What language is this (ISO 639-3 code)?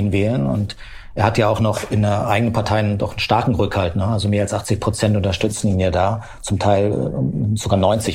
deu